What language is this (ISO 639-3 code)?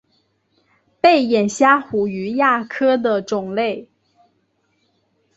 zho